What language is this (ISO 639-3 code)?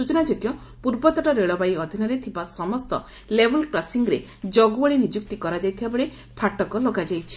ori